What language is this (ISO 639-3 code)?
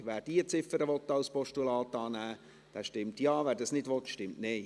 gsw